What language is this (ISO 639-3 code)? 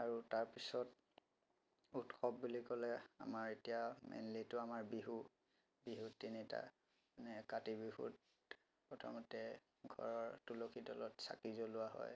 asm